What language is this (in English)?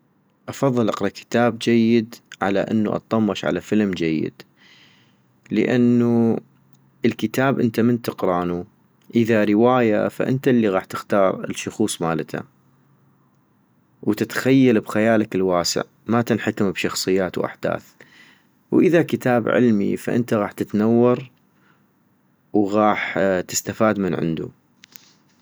North Mesopotamian Arabic